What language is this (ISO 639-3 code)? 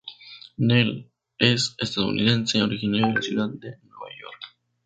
spa